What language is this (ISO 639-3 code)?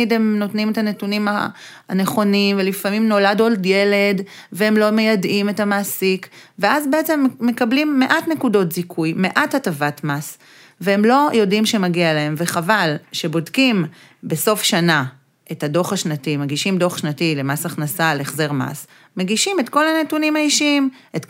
heb